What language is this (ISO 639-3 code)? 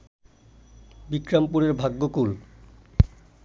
ben